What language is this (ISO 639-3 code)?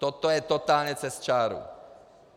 ces